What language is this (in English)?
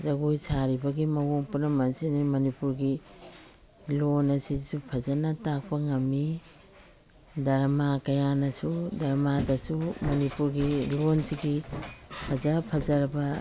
Manipuri